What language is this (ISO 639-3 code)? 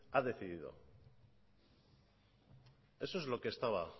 spa